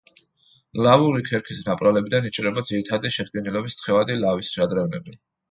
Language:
Georgian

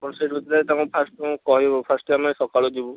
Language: Odia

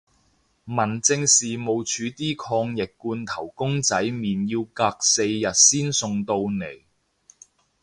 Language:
Cantonese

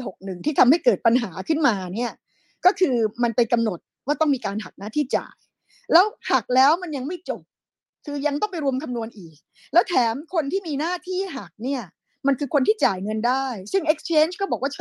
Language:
Thai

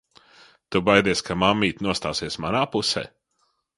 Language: Latvian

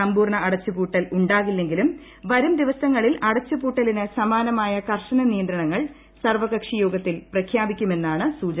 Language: Malayalam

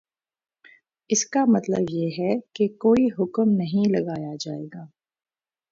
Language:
Urdu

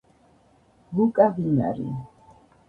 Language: Georgian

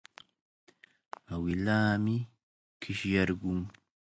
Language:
Cajatambo North Lima Quechua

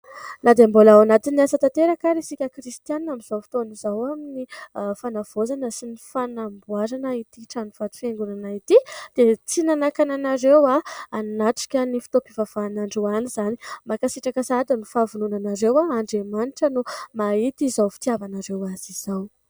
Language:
Malagasy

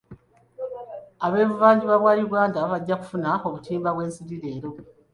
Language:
Ganda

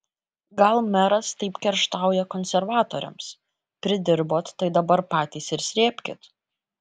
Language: Lithuanian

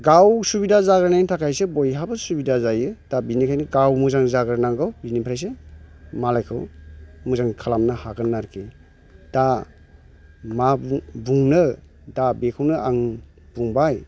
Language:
Bodo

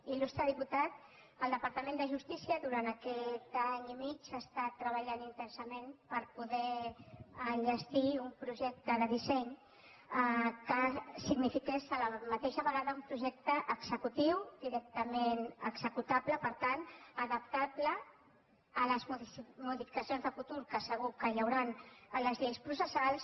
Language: Catalan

